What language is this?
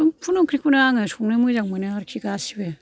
Bodo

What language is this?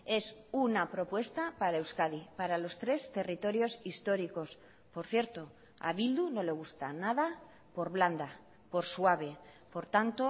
Spanish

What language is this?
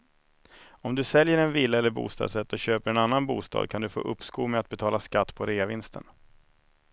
Swedish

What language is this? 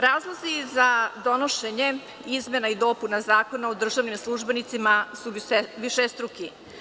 Serbian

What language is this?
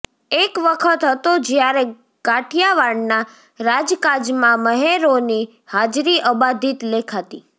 Gujarati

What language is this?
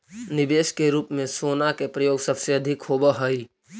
Magahi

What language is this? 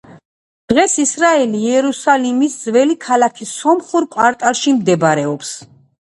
Georgian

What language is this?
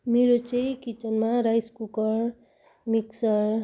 Nepali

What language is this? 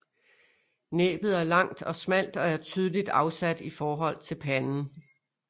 Danish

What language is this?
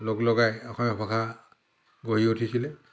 Assamese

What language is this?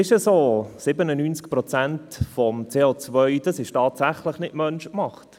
Swiss German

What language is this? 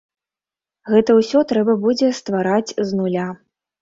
Belarusian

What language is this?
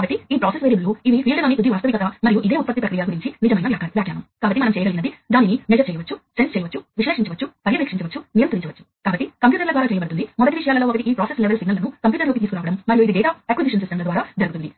Telugu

